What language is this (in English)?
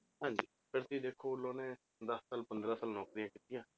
Punjabi